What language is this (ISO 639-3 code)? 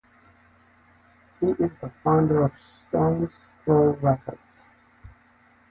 eng